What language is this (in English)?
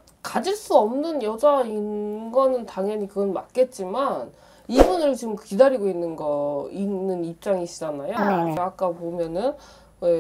Korean